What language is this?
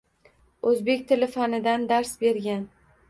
Uzbek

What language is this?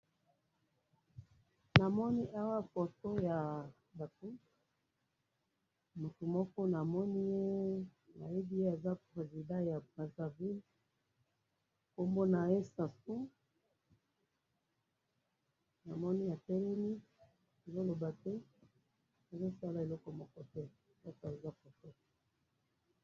Lingala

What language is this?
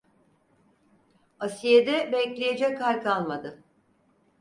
Turkish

